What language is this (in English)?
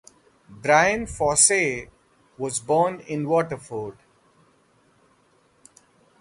English